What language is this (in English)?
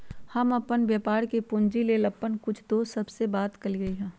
Magahi